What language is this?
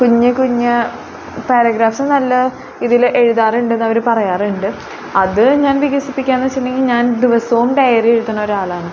Malayalam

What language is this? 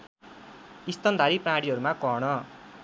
Nepali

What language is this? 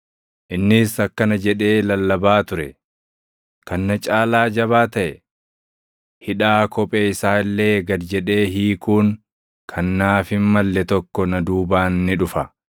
Oromo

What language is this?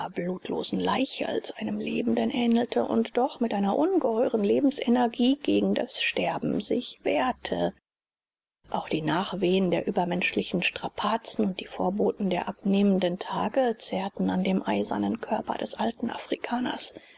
German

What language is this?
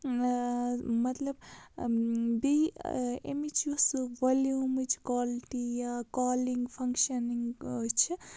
Kashmiri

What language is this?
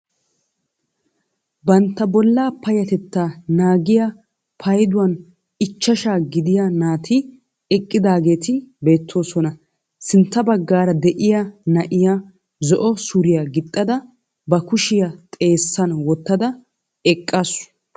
Wolaytta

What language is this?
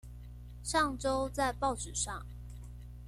Chinese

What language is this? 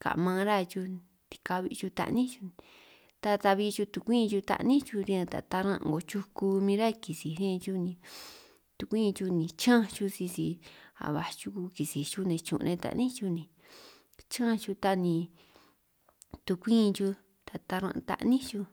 San Martín Itunyoso Triqui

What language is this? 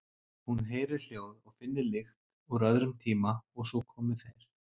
Icelandic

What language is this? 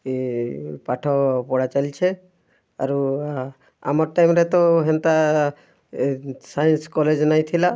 Odia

